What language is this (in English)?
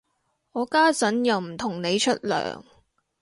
Cantonese